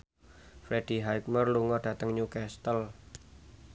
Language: Javanese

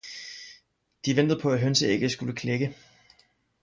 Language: Danish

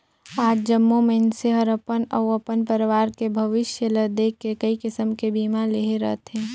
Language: Chhattisgarhi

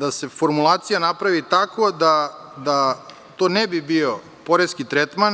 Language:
Serbian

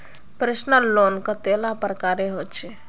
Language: Magahi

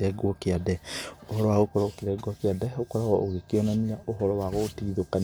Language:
Kikuyu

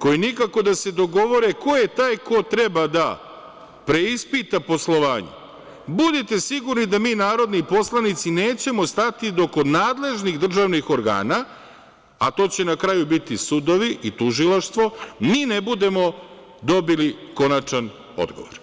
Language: Serbian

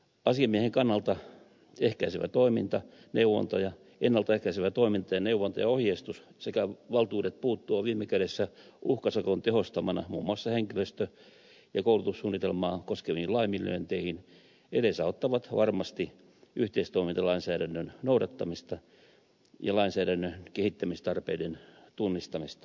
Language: Finnish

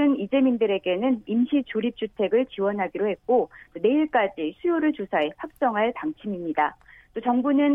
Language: Korean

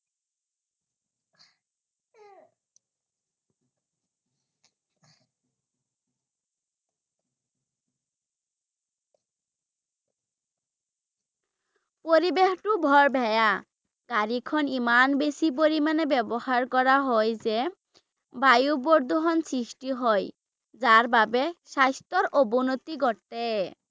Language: Assamese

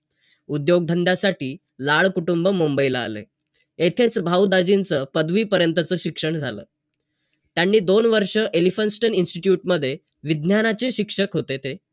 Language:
Marathi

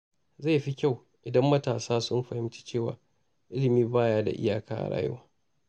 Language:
Hausa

